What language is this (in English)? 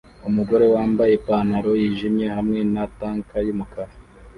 Kinyarwanda